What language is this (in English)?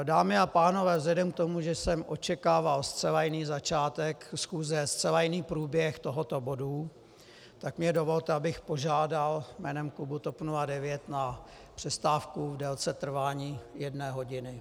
Czech